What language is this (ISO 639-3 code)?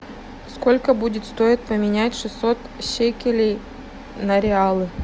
rus